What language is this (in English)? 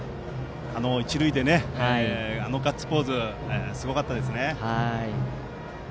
Japanese